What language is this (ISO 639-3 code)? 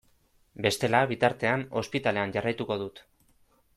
eus